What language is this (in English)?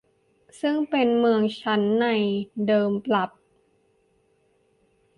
Thai